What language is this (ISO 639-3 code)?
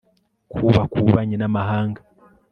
kin